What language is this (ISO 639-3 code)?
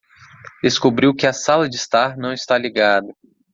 por